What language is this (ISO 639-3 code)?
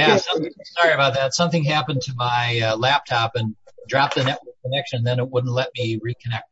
eng